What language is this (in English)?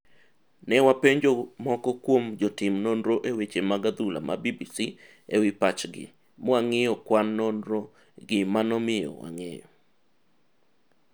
Luo (Kenya and Tanzania)